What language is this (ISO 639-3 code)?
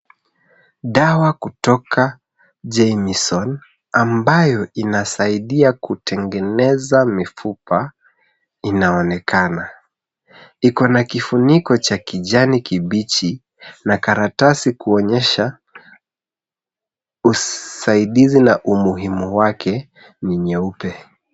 swa